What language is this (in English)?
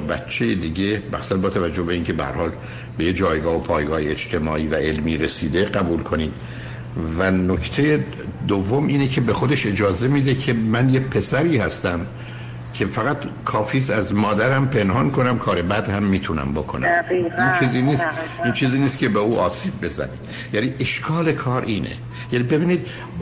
Persian